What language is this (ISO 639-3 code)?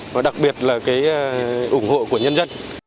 vie